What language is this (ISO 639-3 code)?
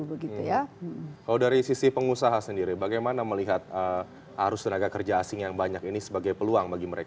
ind